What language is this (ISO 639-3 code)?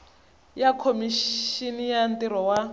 tso